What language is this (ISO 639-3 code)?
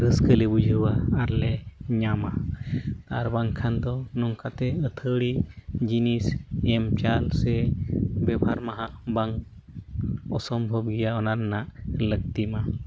sat